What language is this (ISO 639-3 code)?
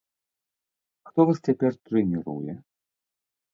bel